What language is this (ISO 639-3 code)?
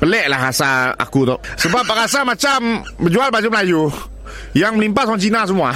msa